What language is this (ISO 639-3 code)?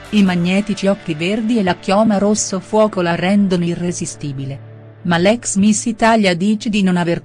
ita